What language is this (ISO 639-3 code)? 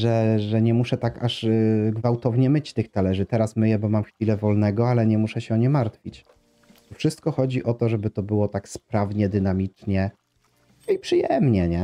pol